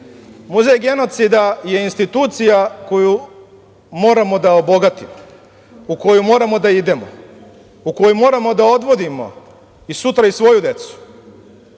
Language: Serbian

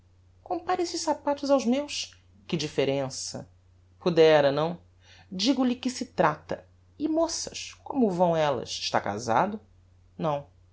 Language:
Portuguese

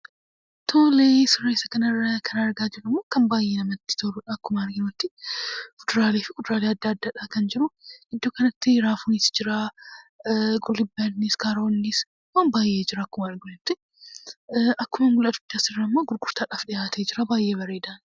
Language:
Oromo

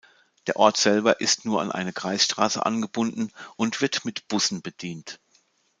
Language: German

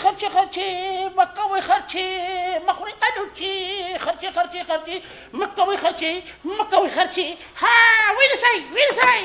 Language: Romanian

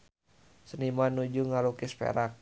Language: Sundanese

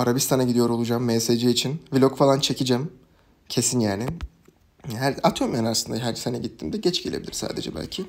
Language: Turkish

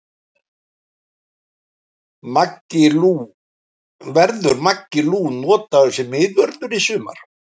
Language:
Icelandic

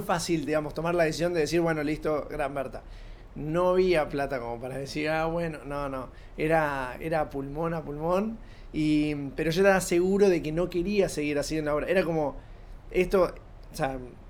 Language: Spanish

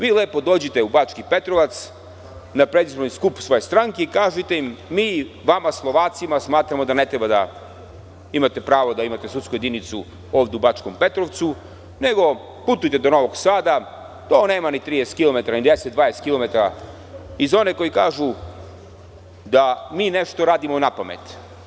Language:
Serbian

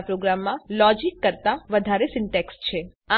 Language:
Gujarati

